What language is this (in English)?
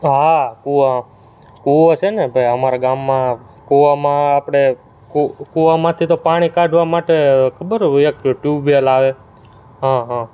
Gujarati